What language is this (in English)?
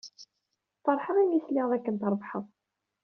Kabyle